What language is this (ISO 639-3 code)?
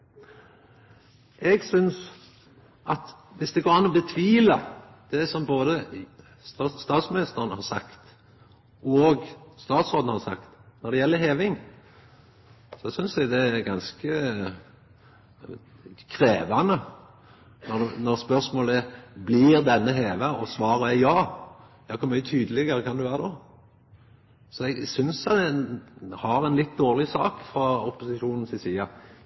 nno